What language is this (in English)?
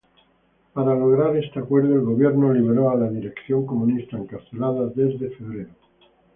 Spanish